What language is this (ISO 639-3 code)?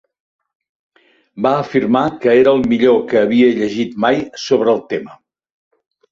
cat